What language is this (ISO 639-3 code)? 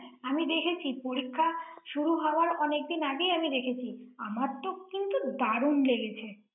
ben